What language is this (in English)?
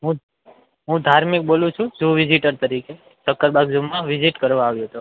Gujarati